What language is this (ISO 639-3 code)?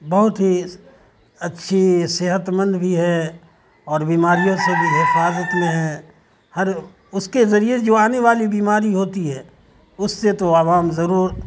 urd